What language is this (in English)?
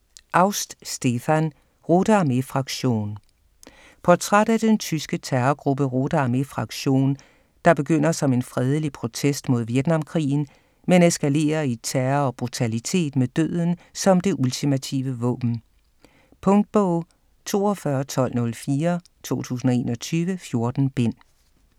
Danish